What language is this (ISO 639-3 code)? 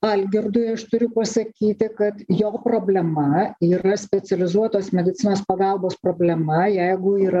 lit